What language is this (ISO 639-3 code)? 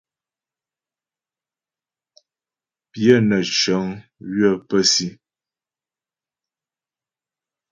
bbj